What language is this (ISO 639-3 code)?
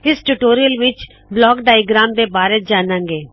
pan